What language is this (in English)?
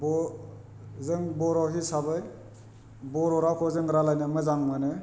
Bodo